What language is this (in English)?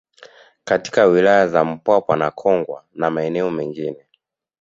Swahili